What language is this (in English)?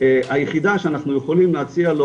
Hebrew